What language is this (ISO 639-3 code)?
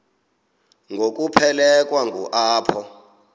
xho